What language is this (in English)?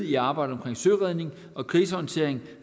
Danish